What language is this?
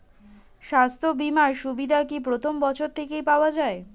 Bangla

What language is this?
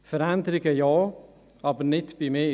Swiss German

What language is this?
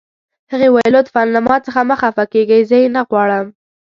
Pashto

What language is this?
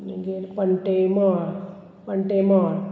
Konkani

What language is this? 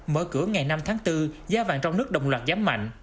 Vietnamese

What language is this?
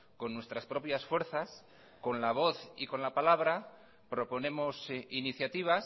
Spanish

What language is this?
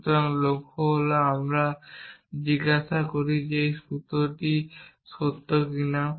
Bangla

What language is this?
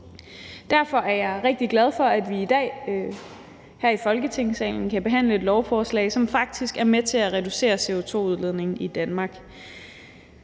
Danish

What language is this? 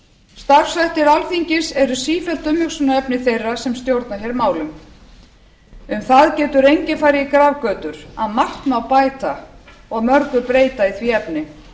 Icelandic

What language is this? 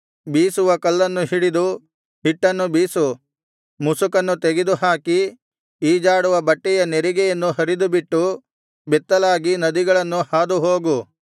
Kannada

